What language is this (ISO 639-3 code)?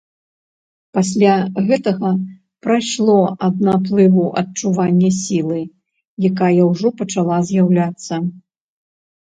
bel